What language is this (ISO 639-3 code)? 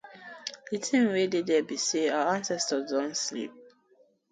pcm